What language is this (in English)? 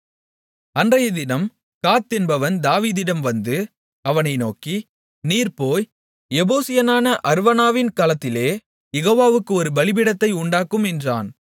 Tamil